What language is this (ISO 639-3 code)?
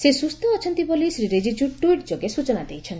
ori